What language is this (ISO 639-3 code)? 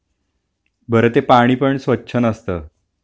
mar